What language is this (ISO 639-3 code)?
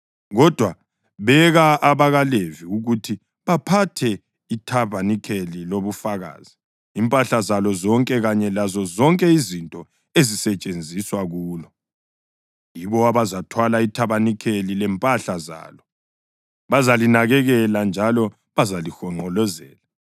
nde